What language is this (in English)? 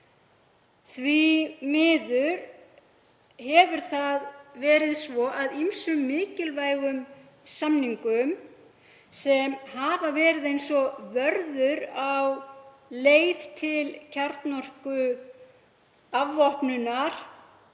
Icelandic